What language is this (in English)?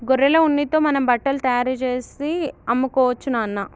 Telugu